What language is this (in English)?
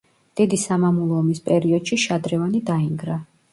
Georgian